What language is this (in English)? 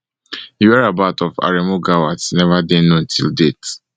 Nigerian Pidgin